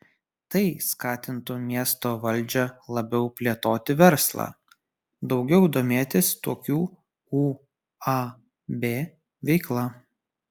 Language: Lithuanian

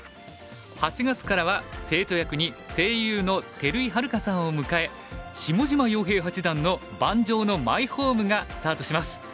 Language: Japanese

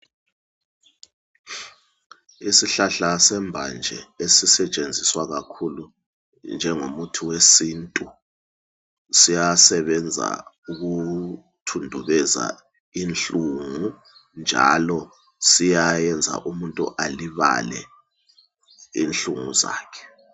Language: North Ndebele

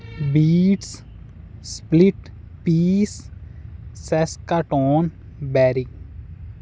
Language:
Punjabi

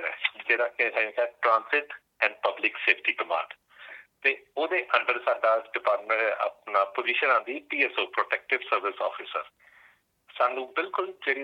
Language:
Punjabi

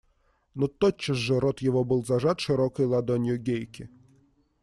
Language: Russian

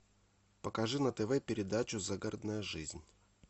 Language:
Russian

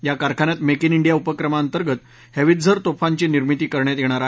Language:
Marathi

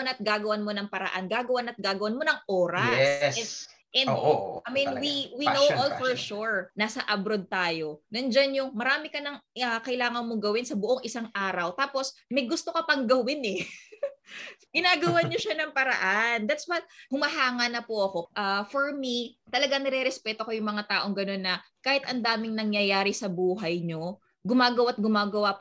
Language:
Filipino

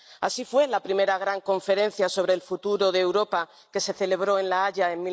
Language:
Spanish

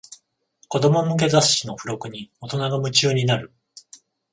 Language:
Japanese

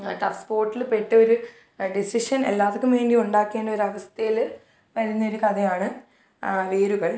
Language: Malayalam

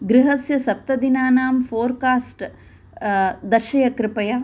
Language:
Sanskrit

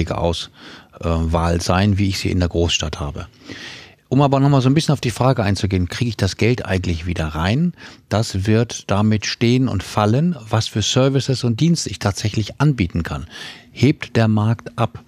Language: German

